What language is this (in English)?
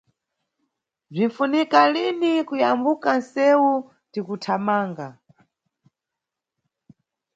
Nyungwe